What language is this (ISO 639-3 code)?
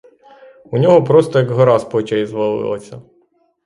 ukr